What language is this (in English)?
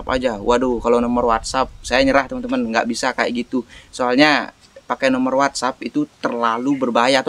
Indonesian